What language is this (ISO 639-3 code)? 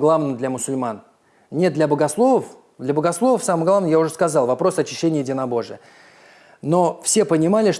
rus